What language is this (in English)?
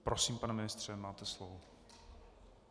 Czech